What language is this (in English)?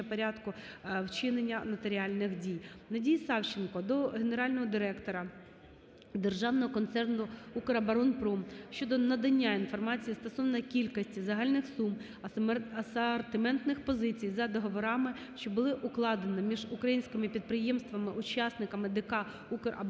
Ukrainian